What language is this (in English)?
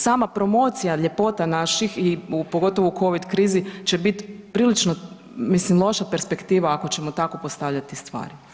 Croatian